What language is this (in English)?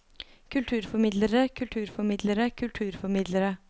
Norwegian